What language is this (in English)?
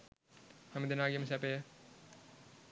Sinhala